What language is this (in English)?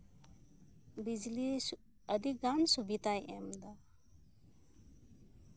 Santali